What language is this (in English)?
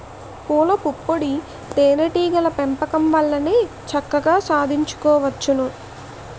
Telugu